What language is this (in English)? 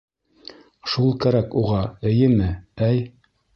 Bashkir